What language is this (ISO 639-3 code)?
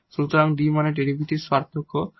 ben